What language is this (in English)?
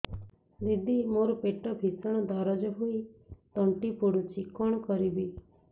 Odia